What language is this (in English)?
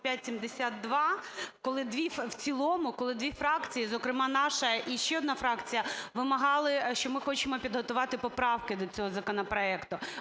Ukrainian